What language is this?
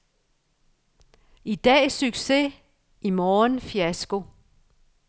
Danish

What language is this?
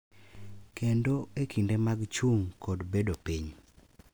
Luo (Kenya and Tanzania)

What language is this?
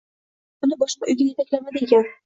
Uzbek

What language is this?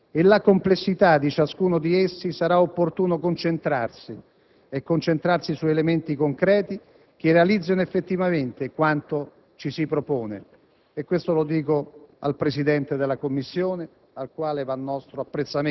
Italian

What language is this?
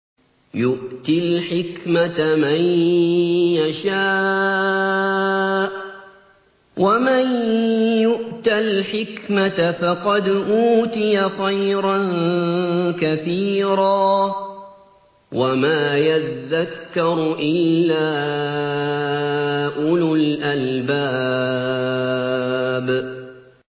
Arabic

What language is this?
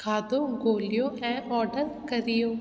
Sindhi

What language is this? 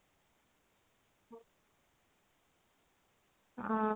Odia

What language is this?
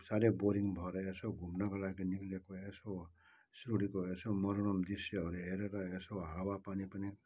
Nepali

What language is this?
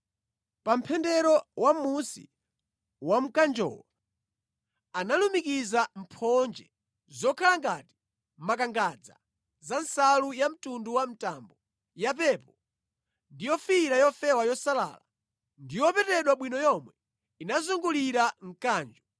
Nyanja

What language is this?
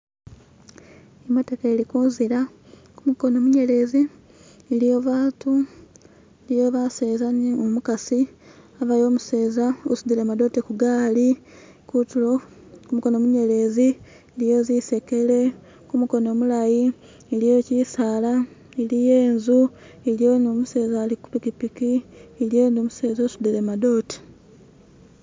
Masaaba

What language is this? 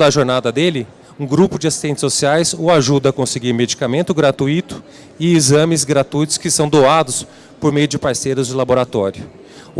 Portuguese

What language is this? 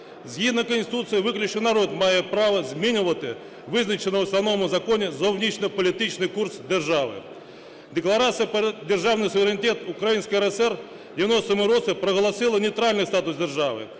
Ukrainian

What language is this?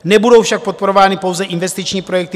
Czech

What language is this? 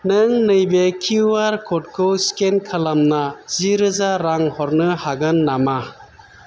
Bodo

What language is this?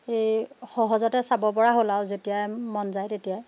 Assamese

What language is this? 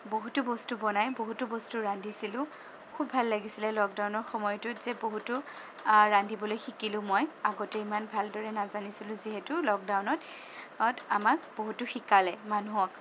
Assamese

